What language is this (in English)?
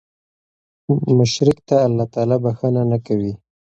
Pashto